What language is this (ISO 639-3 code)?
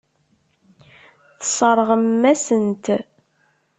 kab